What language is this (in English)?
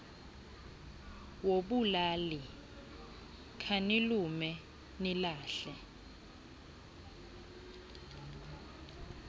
Xhosa